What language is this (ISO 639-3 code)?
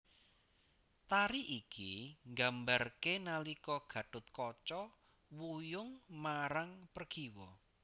jav